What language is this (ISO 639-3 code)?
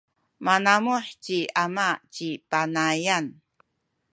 szy